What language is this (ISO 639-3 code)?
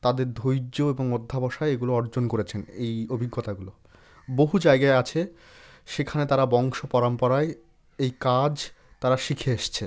ben